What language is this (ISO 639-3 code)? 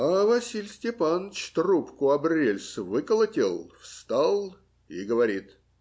rus